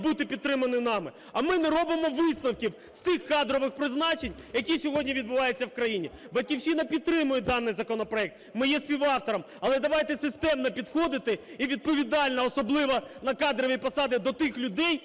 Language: Ukrainian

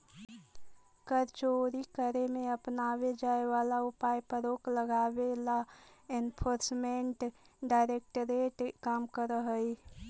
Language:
Magahi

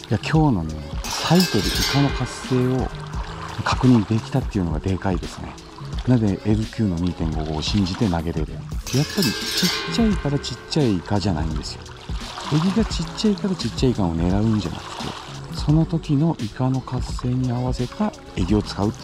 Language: Japanese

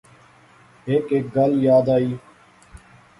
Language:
Pahari-Potwari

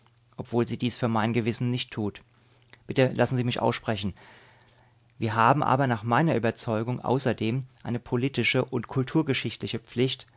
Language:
German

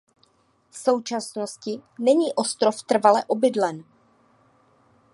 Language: Czech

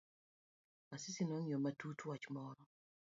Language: Luo (Kenya and Tanzania)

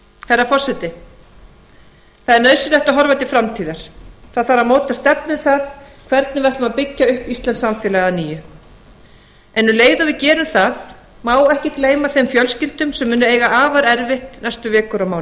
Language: Icelandic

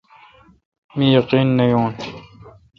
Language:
Kalkoti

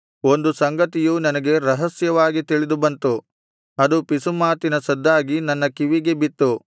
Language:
Kannada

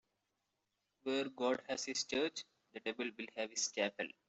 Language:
English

